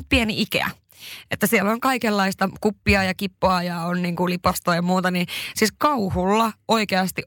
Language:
Finnish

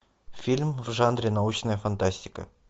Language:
Russian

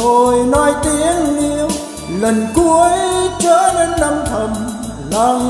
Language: Vietnamese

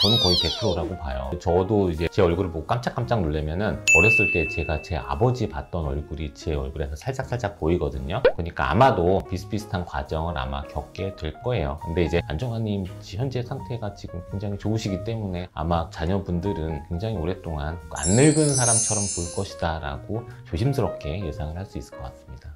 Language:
Korean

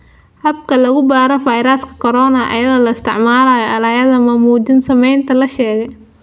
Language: Somali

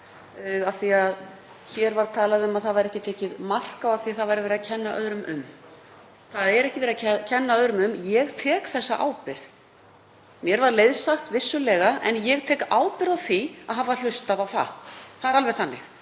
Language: Icelandic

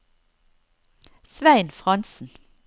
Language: Norwegian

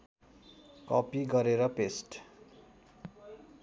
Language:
Nepali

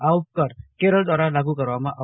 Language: Gujarati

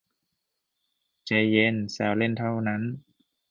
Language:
Thai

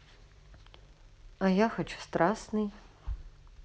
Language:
Russian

